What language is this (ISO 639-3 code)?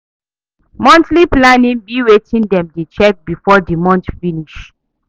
pcm